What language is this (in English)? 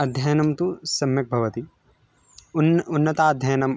Sanskrit